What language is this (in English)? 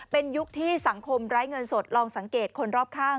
Thai